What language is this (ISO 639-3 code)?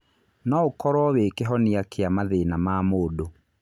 kik